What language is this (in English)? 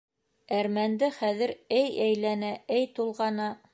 Bashkir